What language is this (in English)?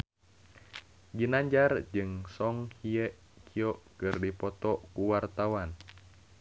Sundanese